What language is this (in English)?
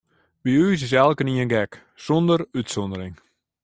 Western Frisian